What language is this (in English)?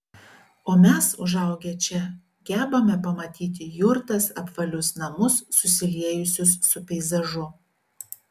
Lithuanian